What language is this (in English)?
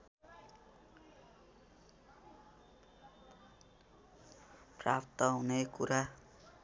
Nepali